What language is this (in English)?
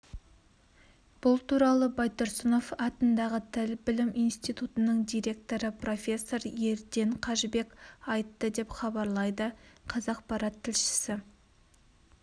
Kazakh